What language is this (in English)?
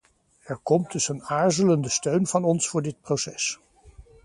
Dutch